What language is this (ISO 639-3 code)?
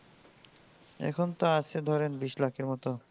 ben